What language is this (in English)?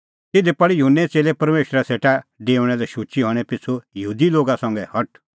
Kullu Pahari